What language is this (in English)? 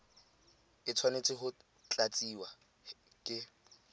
Tswana